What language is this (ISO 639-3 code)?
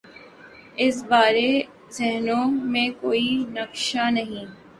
urd